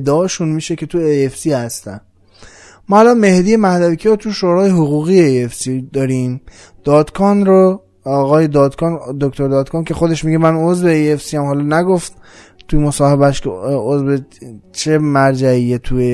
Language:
Persian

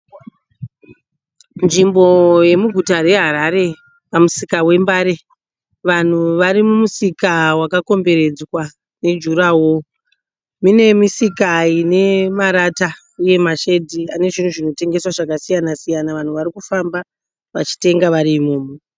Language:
Shona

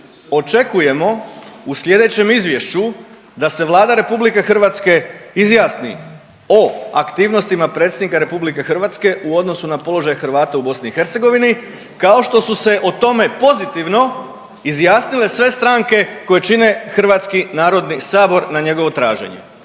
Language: Croatian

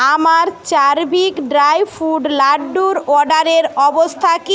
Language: Bangla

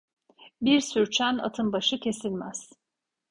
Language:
Turkish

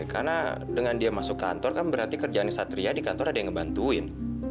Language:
Indonesian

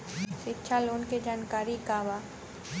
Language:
Bhojpuri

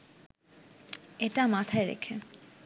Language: Bangla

